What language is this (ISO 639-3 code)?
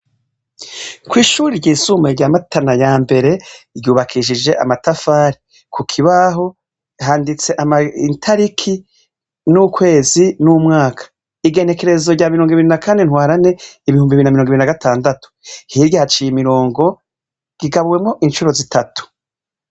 run